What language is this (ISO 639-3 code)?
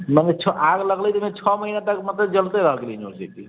mai